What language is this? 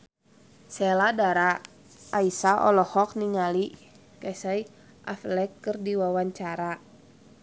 Sundanese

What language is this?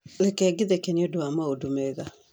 Kikuyu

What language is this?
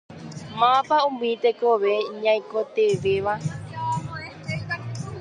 Guarani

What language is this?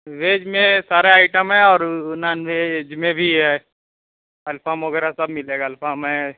Urdu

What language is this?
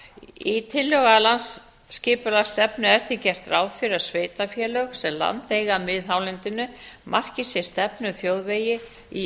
Icelandic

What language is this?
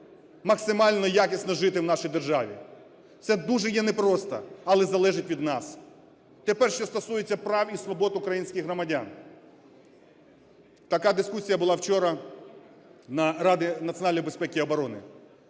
Ukrainian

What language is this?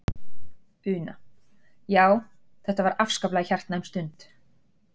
Icelandic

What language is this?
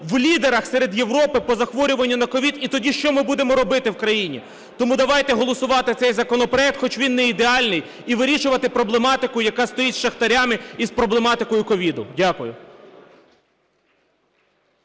Ukrainian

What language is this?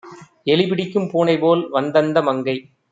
Tamil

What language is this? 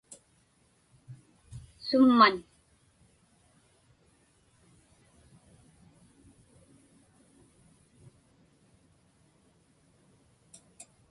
Inupiaq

